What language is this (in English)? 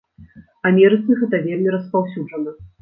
Belarusian